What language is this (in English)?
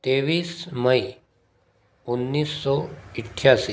Hindi